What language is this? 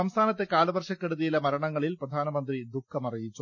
Malayalam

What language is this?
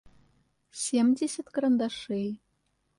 Russian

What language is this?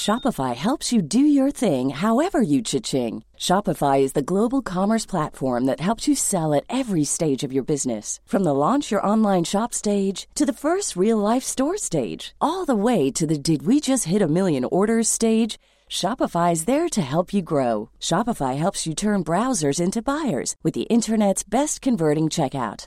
Swedish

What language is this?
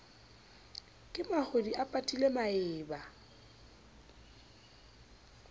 Southern Sotho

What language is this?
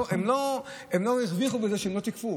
Hebrew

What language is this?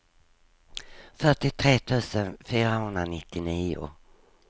Swedish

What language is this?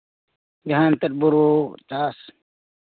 Santali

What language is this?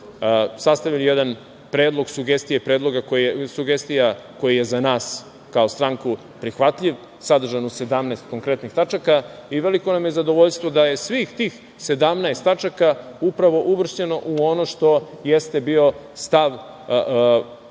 Serbian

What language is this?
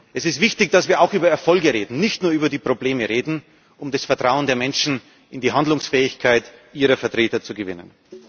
German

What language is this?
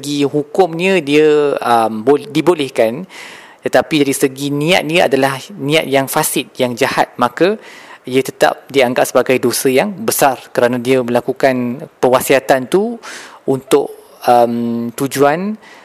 Malay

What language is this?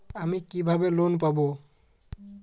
Bangla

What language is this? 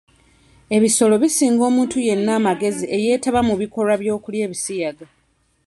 Ganda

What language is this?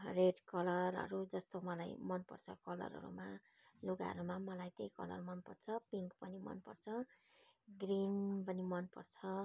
Nepali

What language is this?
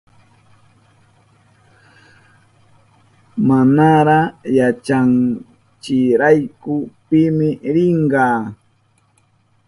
Southern Pastaza Quechua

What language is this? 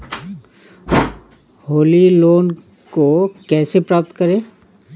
Hindi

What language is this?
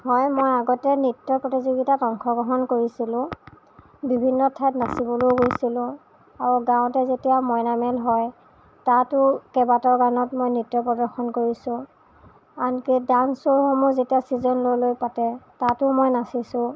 Assamese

